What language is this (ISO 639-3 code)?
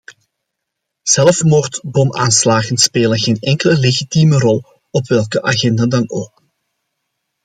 nld